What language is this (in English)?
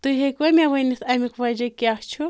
Kashmiri